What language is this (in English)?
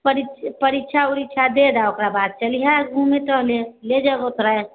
Maithili